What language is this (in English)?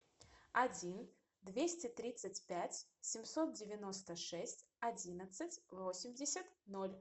Russian